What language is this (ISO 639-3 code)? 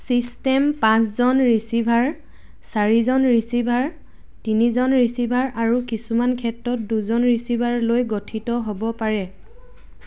asm